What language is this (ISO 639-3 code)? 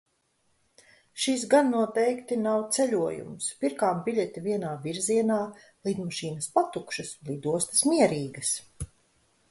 lav